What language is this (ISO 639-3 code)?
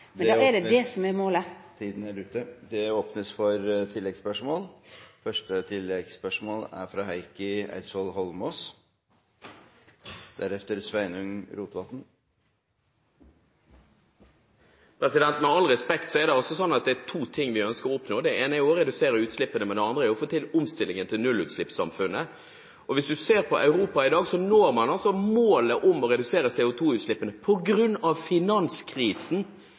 nor